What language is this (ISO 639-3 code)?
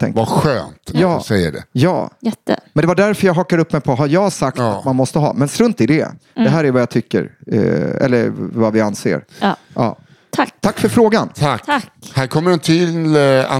swe